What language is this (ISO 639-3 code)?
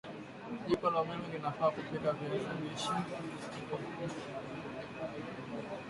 swa